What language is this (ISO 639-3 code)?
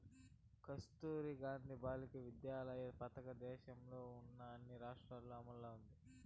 tel